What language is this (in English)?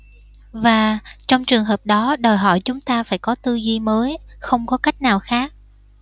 Vietnamese